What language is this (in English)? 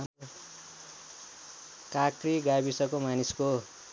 Nepali